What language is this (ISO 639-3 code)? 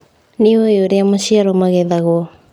kik